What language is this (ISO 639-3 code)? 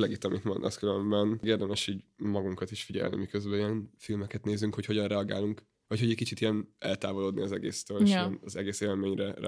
hun